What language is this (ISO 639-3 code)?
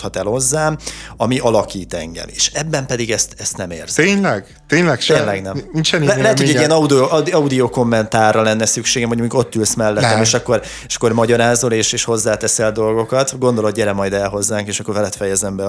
hun